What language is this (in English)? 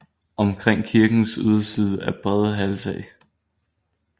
Danish